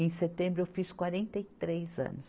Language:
Portuguese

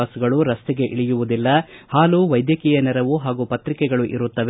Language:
Kannada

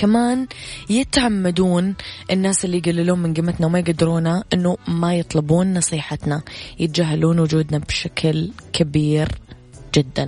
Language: Arabic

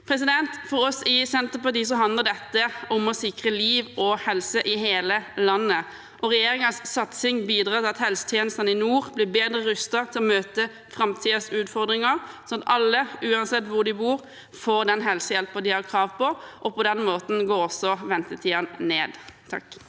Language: Norwegian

